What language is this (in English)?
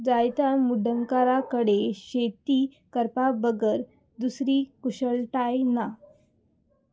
Konkani